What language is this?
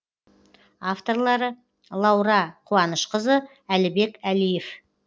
Kazakh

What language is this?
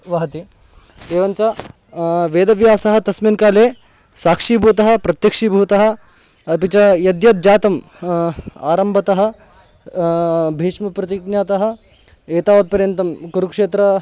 Sanskrit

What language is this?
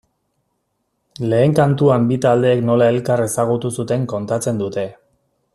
Basque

